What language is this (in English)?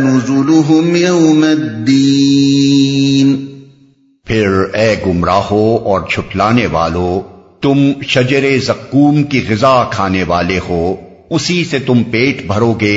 Urdu